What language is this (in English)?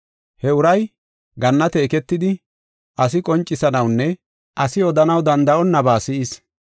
Gofa